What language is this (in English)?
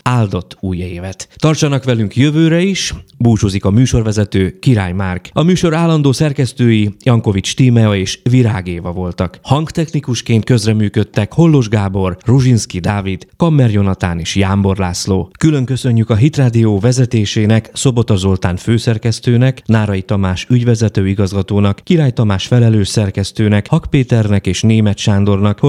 Hungarian